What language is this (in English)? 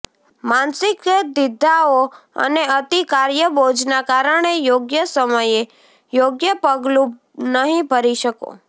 Gujarati